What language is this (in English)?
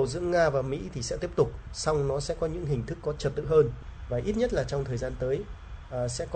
Vietnamese